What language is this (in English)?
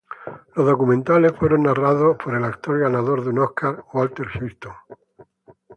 Spanish